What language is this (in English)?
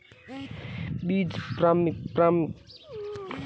Hindi